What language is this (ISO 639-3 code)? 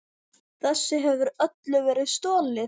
isl